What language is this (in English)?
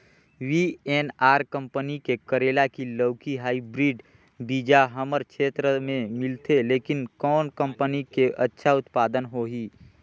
Chhattisgarhi